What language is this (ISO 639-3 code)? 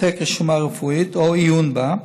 heb